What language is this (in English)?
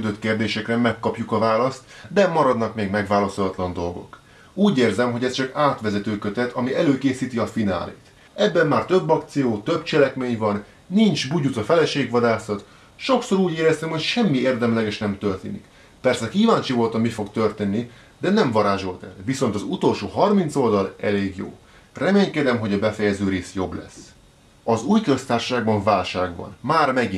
Hungarian